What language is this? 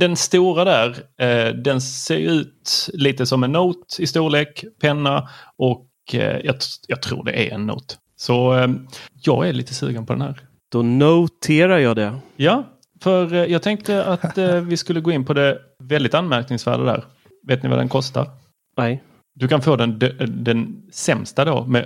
Swedish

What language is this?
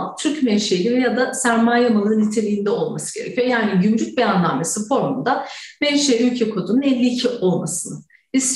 Turkish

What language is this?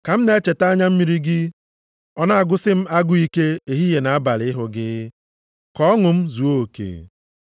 Igbo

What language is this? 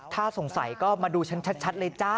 Thai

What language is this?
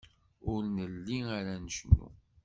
Kabyle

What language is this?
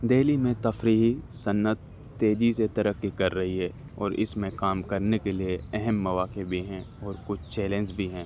Urdu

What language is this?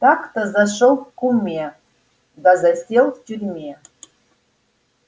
Russian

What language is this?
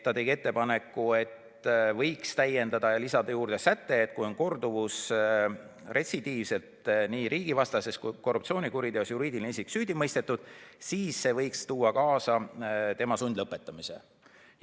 Estonian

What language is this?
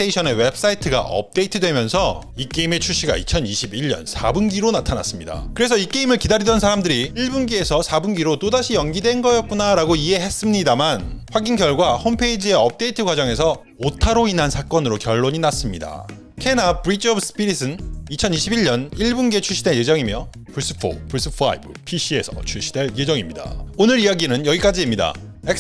Korean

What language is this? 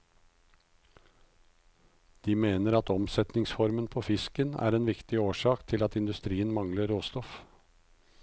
Norwegian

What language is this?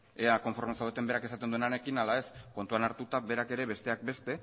Basque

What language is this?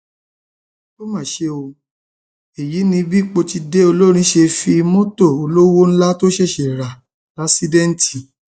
Yoruba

